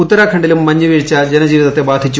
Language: Malayalam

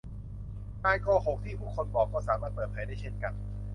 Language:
Thai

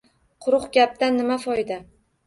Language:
Uzbek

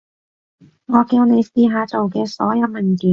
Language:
Cantonese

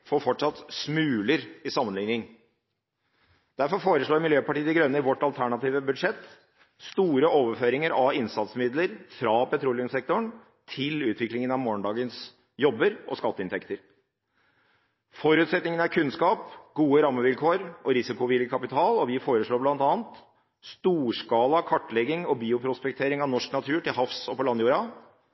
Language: Norwegian Bokmål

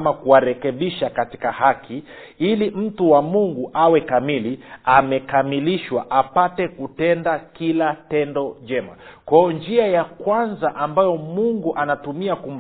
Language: Swahili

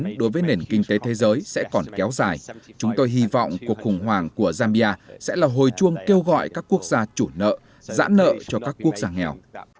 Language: Vietnamese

